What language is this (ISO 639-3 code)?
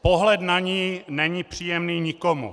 ces